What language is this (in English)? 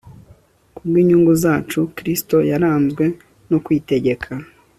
Kinyarwanda